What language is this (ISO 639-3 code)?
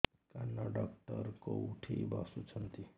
ori